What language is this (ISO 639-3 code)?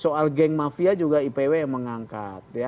ind